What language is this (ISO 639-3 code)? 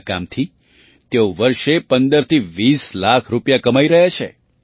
guj